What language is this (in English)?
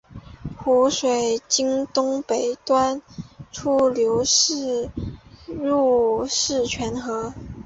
Chinese